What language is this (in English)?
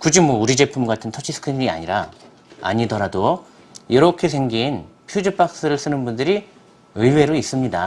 Korean